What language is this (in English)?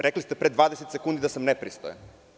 Serbian